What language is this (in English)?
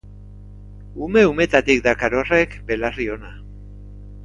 Basque